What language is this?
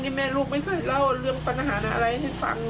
Thai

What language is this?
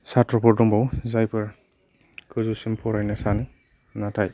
Bodo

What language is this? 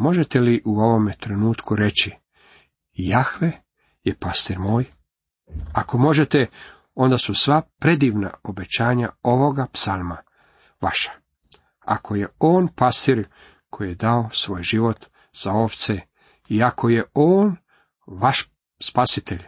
Croatian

